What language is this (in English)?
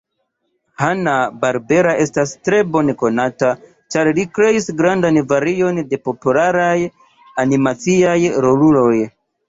Esperanto